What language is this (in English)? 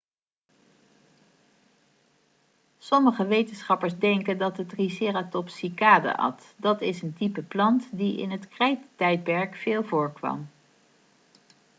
Dutch